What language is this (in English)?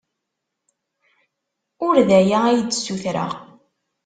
Kabyle